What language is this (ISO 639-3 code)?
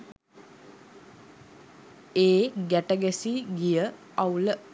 sin